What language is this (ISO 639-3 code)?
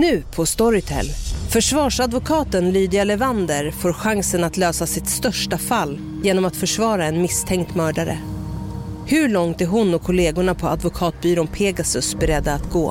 swe